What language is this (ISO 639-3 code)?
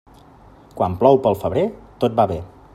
cat